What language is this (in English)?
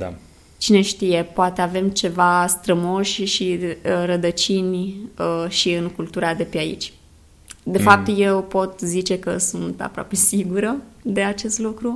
Romanian